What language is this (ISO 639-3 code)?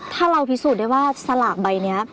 tha